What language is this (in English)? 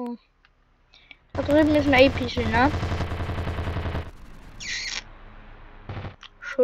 German